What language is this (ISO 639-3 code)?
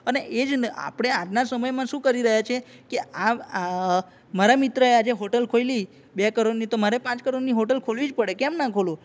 guj